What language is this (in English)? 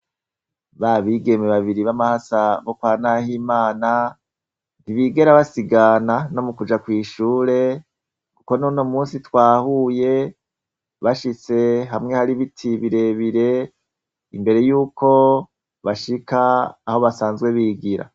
Rundi